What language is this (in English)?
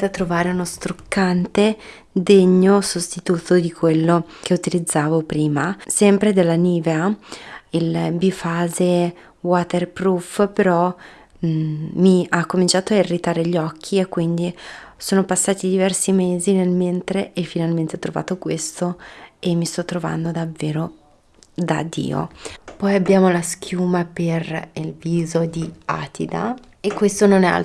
Italian